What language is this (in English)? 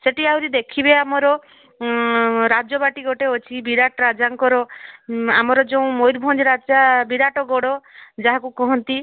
Odia